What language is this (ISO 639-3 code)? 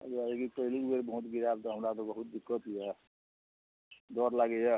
mai